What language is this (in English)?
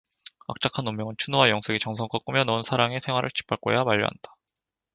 Korean